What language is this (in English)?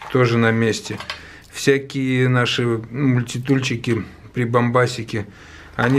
Russian